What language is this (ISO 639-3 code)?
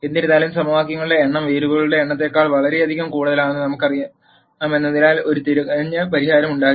mal